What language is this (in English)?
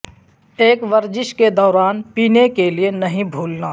Urdu